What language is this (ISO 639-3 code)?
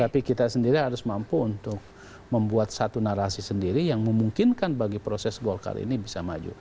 ind